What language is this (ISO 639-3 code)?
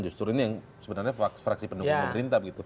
ind